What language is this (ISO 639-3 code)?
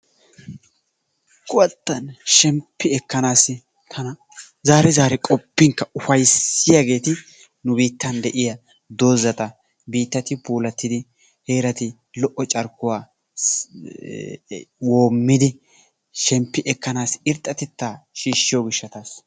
wal